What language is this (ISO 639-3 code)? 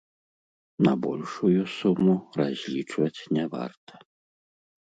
bel